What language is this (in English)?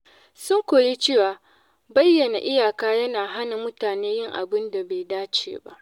Hausa